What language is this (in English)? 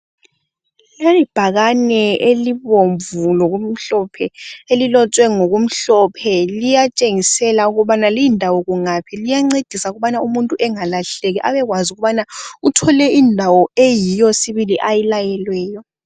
North Ndebele